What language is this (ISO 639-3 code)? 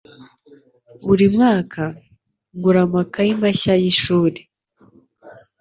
kin